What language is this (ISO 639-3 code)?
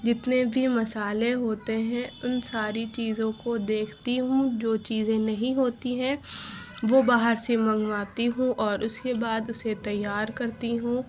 urd